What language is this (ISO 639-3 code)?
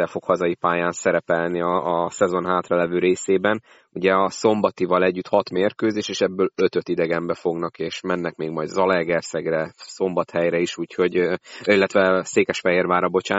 hun